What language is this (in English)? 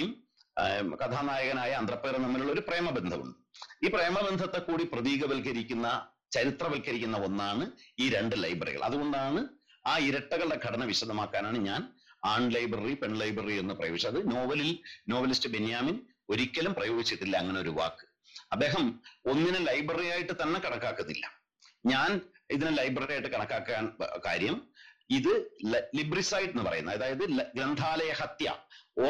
Malayalam